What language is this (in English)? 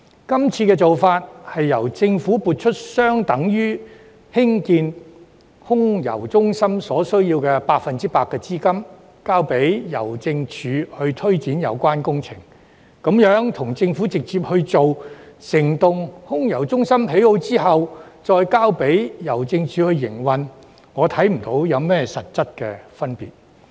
Cantonese